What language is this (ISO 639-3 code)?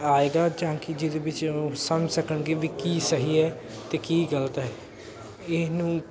pan